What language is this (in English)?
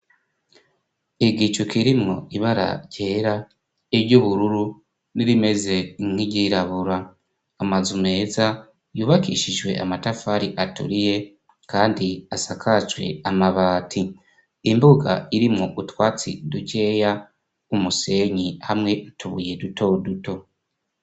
Rundi